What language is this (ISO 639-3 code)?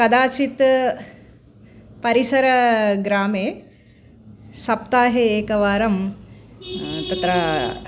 san